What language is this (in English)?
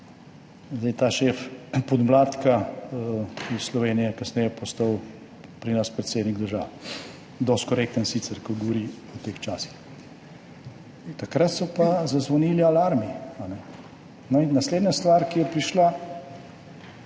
Slovenian